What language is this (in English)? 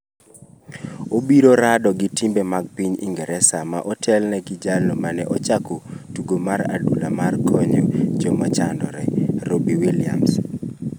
Luo (Kenya and Tanzania)